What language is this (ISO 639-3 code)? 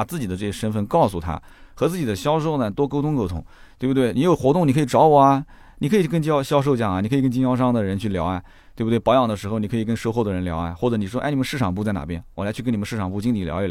zho